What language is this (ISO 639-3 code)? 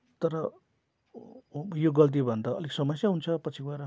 nep